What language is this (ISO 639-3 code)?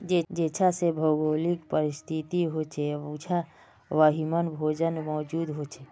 mag